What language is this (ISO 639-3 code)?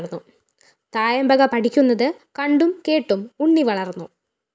mal